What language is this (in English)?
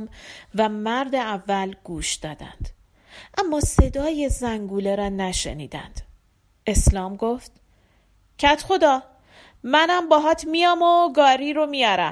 Persian